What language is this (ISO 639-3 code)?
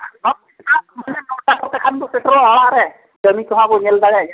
sat